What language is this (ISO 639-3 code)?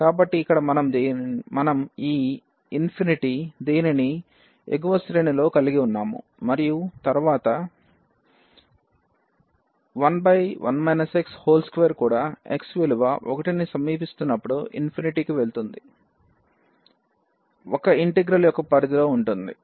tel